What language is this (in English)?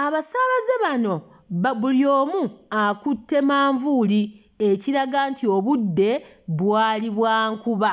Ganda